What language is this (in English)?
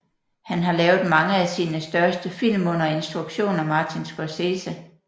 Danish